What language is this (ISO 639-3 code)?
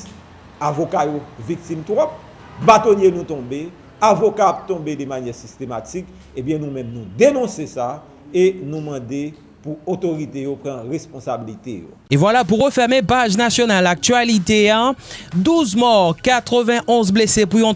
fra